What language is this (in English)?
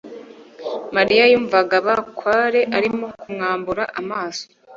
Kinyarwanda